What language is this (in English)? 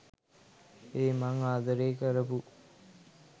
Sinhala